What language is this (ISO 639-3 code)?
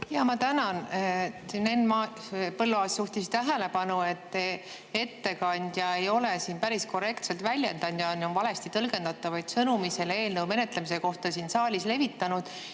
est